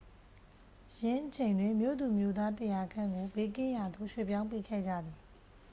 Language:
Burmese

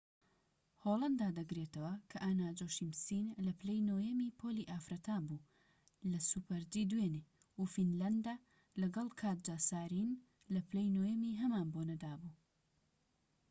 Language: Central Kurdish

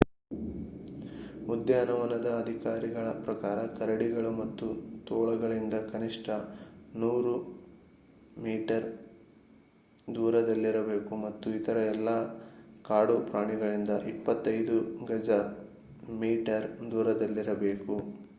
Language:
Kannada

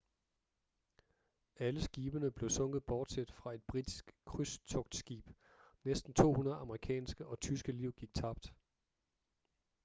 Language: Danish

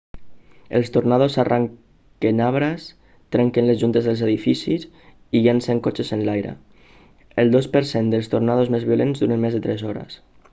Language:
Catalan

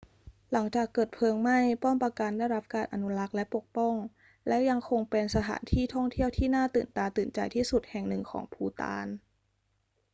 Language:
Thai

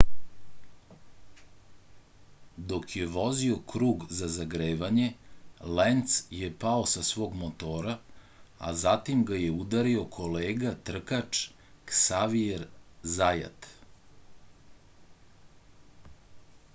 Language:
Serbian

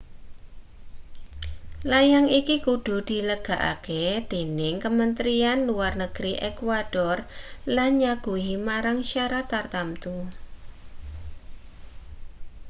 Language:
Javanese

